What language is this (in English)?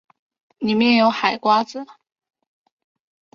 Chinese